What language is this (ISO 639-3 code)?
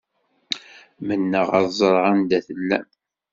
kab